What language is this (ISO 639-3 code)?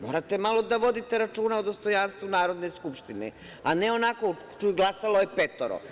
srp